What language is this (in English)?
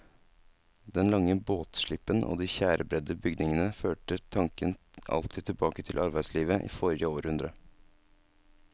Norwegian